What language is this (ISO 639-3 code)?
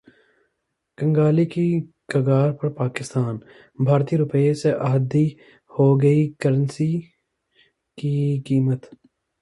hin